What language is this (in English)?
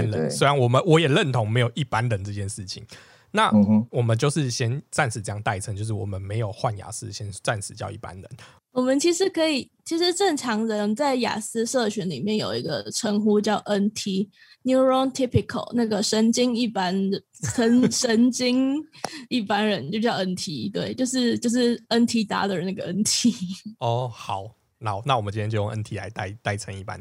Chinese